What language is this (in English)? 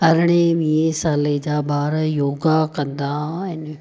Sindhi